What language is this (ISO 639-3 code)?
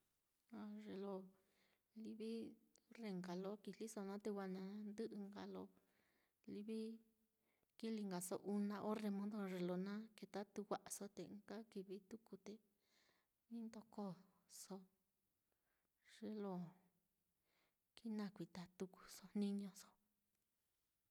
vmm